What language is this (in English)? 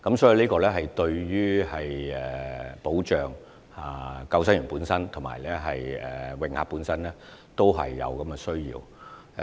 Cantonese